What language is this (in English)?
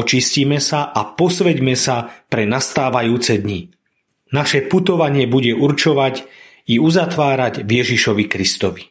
Slovak